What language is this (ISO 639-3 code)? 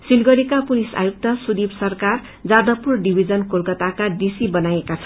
nep